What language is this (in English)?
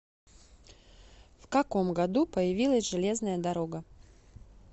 Russian